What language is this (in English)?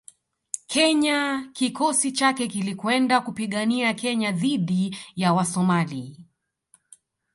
Swahili